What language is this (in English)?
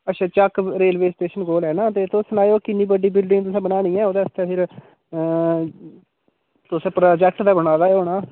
Dogri